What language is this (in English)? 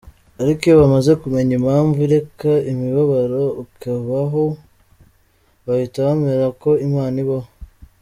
Kinyarwanda